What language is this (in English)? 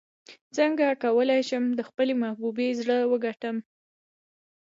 Pashto